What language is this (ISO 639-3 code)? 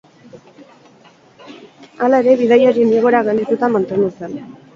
eus